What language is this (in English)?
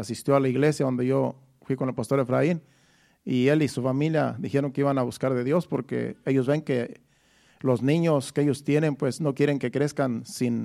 Spanish